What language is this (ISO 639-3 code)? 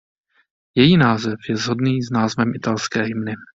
ces